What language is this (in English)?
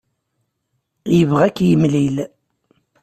Kabyle